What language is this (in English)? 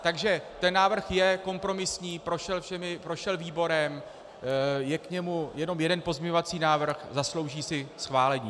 Czech